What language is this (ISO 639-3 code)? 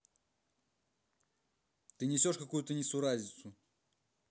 rus